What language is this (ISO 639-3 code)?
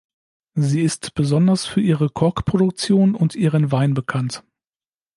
deu